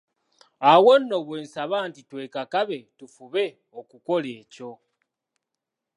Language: Ganda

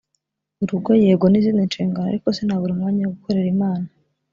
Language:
Kinyarwanda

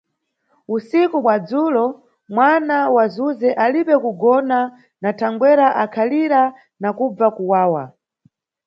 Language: Nyungwe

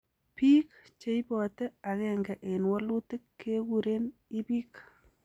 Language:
Kalenjin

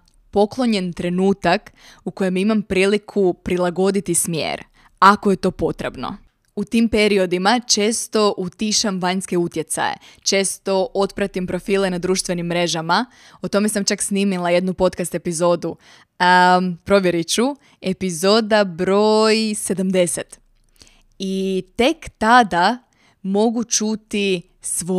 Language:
Croatian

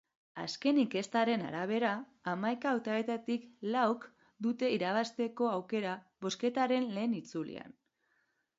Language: Basque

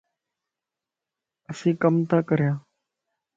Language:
Lasi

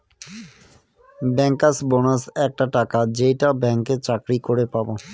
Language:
Bangla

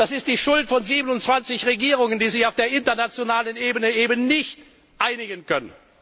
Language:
German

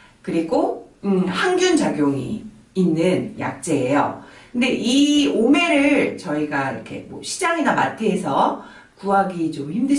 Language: Korean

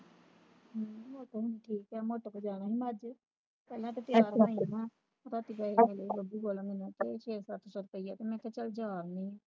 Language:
Punjabi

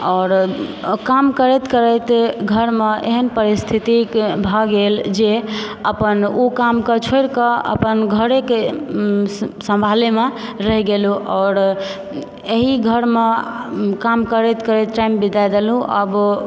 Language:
Maithili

